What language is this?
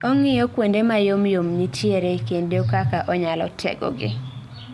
Luo (Kenya and Tanzania)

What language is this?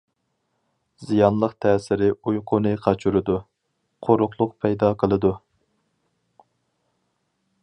Uyghur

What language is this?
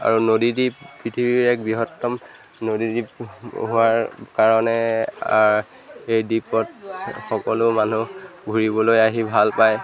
Assamese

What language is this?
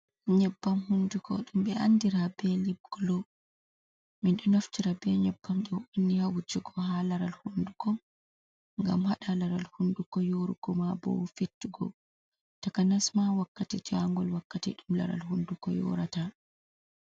Fula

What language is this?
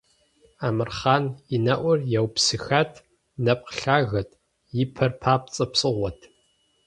Kabardian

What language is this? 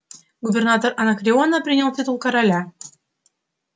Russian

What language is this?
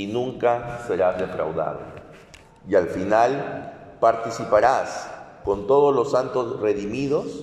Spanish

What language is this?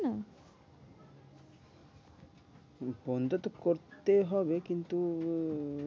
Bangla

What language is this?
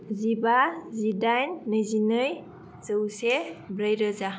Bodo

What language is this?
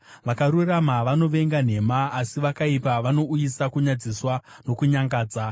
Shona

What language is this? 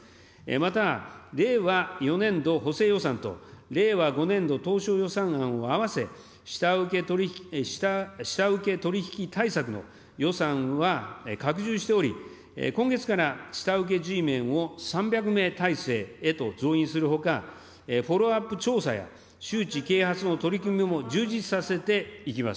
Japanese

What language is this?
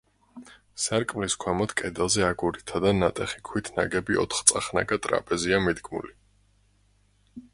Georgian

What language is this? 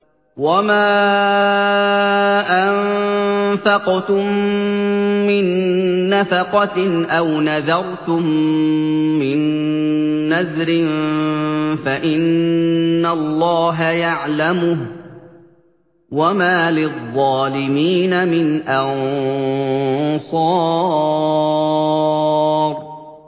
Arabic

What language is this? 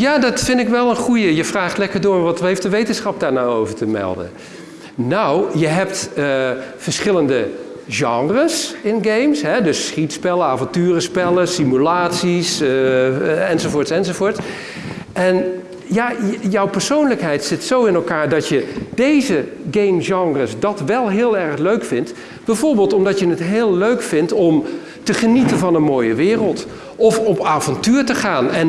Dutch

